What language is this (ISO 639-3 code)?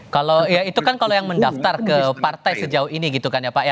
ind